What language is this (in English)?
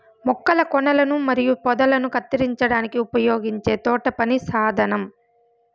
Telugu